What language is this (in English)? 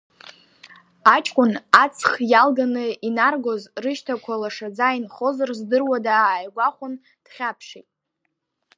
Abkhazian